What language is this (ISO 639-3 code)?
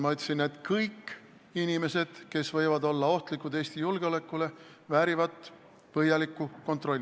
est